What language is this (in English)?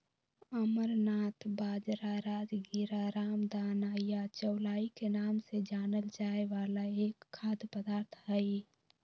Magahi